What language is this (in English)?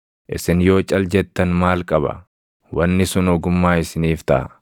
Oromo